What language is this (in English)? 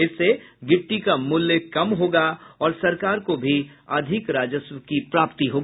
Hindi